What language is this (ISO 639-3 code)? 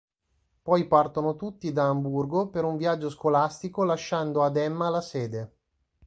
ita